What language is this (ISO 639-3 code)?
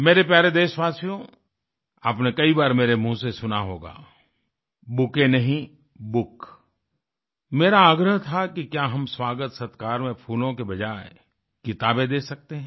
hin